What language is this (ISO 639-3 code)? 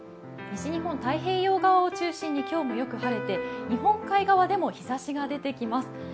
jpn